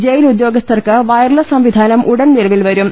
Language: Malayalam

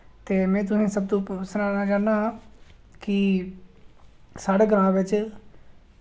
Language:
Dogri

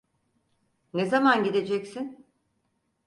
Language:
Turkish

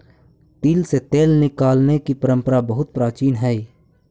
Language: Magahi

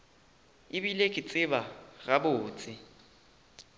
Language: Northern Sotho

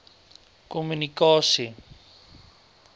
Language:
Afrikaans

